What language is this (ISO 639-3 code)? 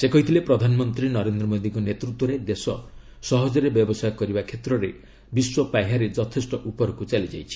ori